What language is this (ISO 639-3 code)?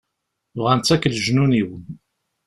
kab